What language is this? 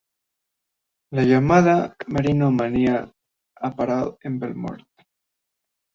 Spanish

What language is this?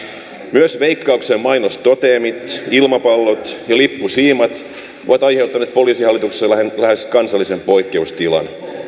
Finnish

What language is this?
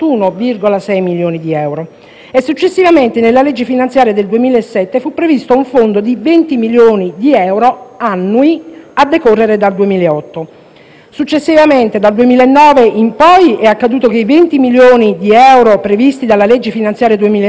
Italian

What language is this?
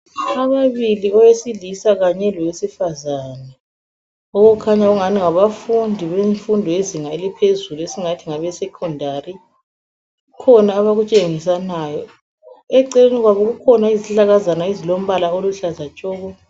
North Ndebele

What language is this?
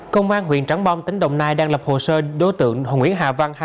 Vietnamese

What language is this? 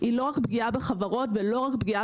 Hebrew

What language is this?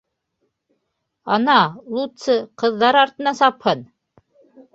Bashkir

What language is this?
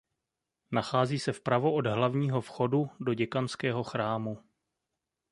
Czech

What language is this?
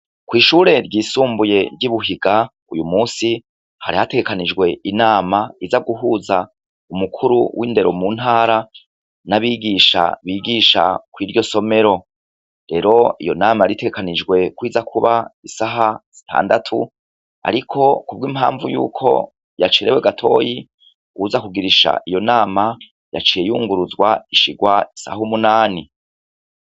Rundi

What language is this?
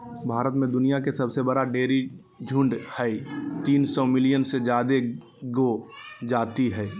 Magahi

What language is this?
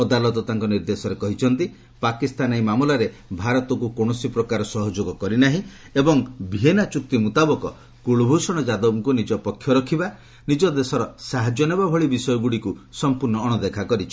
Odia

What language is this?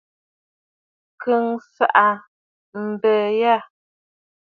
Bafut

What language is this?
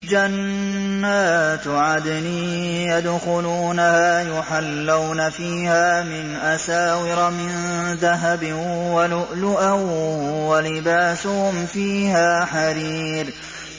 Arabic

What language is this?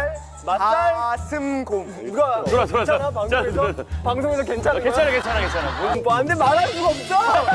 Korean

